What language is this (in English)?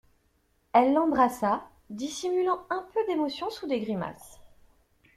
French